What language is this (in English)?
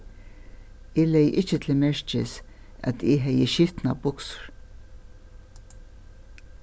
Faroese